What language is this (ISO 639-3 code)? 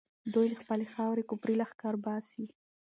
pus